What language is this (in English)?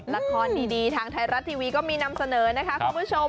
Thai